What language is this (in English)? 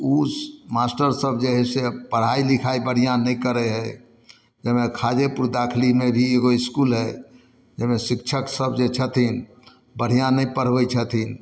Maithili